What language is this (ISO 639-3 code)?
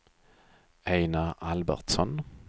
swe